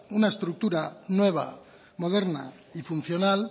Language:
Spanish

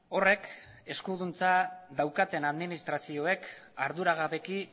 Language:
Basque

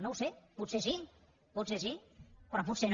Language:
Catalan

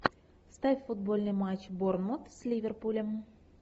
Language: Russian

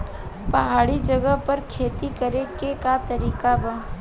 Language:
Bhojpuri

